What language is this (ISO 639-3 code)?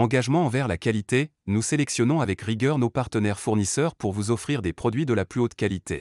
fra